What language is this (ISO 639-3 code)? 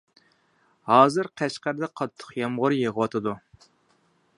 uig